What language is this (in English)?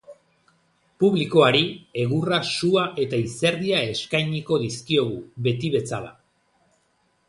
Basque